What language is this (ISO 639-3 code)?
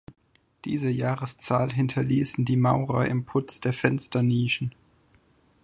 deu